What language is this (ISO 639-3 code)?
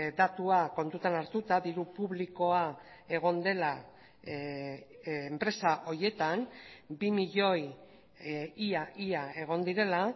eus